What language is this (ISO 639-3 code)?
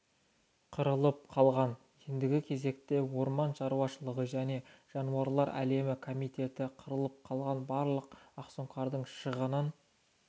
kaz